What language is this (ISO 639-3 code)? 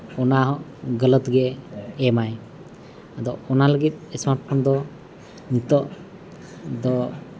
sat